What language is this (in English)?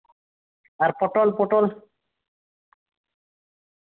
Santali